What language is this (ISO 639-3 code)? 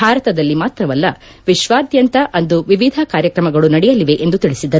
kan